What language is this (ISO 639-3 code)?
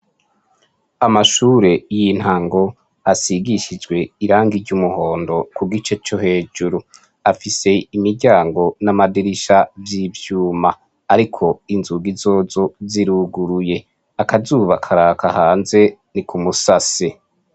run